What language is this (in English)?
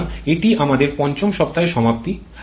Bangla